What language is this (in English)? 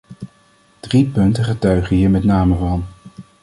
Dutch